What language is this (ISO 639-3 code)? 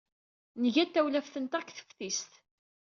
kab